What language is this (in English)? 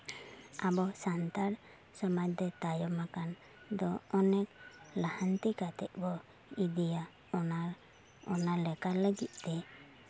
Santali